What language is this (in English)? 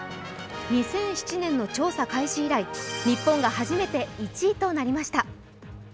Japanese